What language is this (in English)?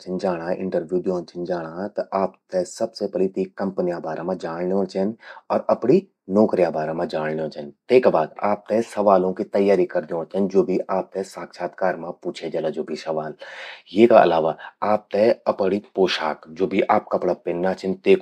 Garhwali